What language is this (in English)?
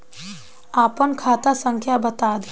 Bhojpuri